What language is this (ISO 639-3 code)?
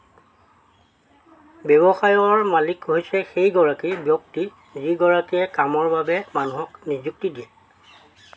asm